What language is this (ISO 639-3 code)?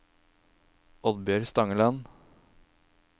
nor